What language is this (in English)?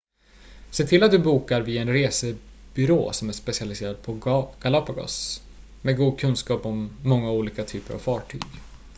Swedish